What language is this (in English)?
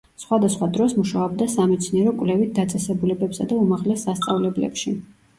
Georgian